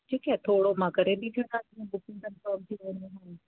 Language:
Sindhi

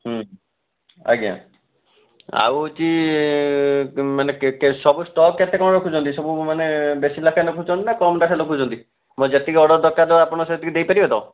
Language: Odia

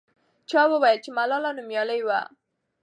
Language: Pashto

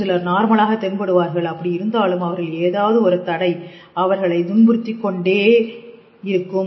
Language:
Tamil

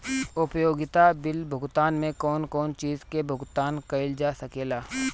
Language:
Bhojpuri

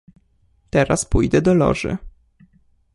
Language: Polish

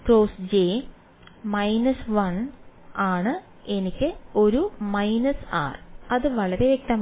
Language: Malayalam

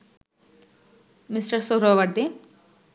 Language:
Bangla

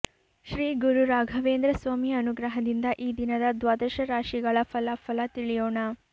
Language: Kannada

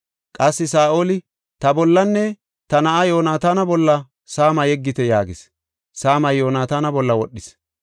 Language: Gofa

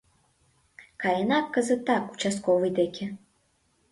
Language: Mari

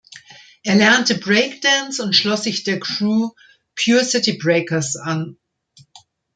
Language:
German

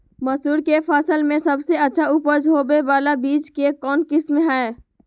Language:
Magahi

